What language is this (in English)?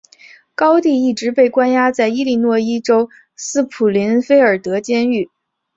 Chinese